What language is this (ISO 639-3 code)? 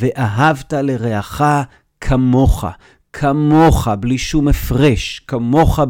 heb